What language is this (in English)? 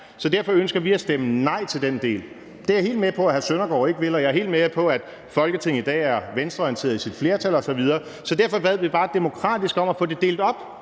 Danish